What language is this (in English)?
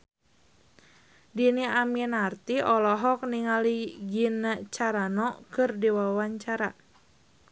Sundanese